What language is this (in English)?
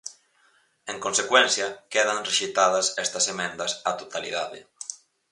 Galician